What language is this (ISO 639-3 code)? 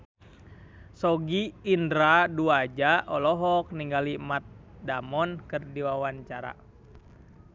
sun